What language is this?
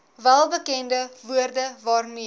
Afrikaans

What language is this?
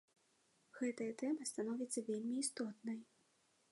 Belarusian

